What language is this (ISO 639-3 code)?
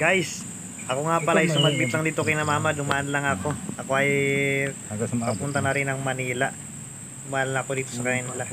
fil